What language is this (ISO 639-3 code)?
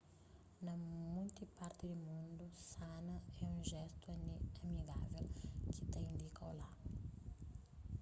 kea